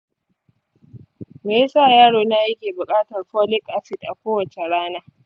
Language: Hausa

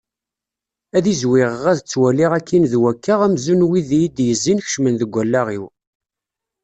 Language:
Kabyle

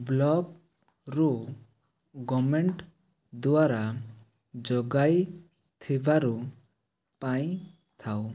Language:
Odia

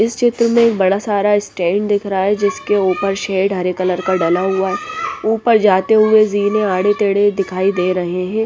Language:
Hindi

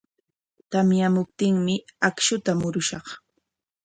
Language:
Corongo Ancash Quechua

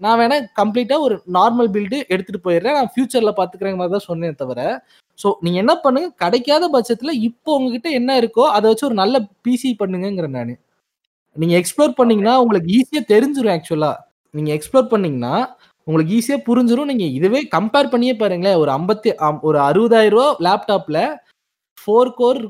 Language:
Tamil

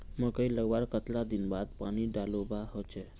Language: Magahi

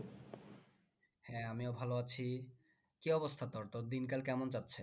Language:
Bangla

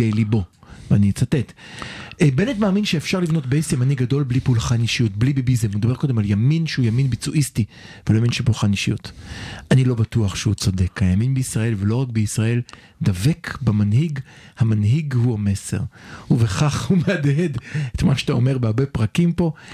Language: Hebrew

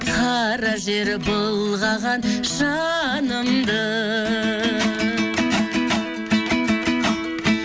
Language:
Kazakh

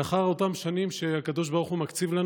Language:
Hebrew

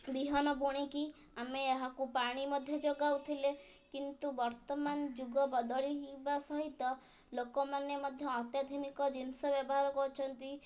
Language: Odia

